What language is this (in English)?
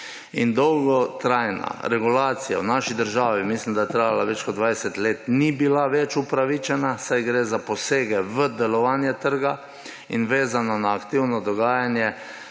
Slovenian